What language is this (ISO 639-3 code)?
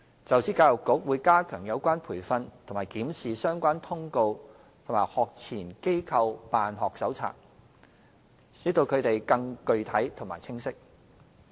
yue